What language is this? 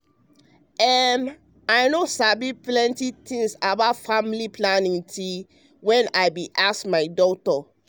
Nigerian Pidgin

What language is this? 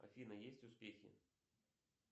Russian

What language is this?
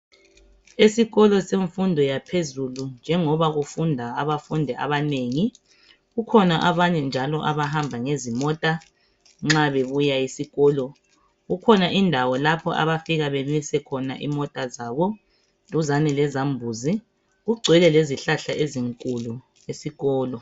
North Ndebele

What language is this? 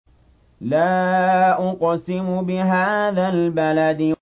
Arabic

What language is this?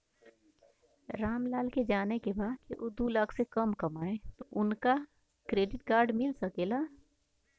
Bhojpuri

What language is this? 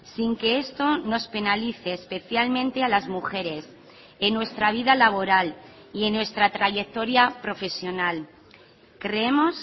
Spanish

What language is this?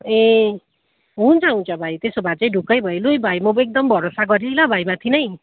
Nepali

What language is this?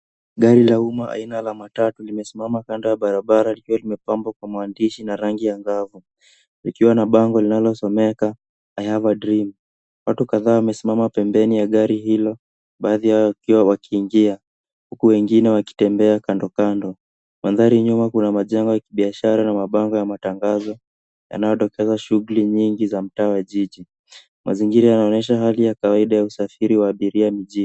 Swahili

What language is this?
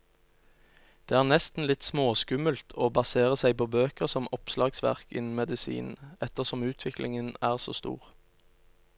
Norwegian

